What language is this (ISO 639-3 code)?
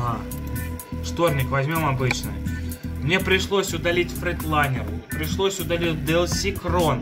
rus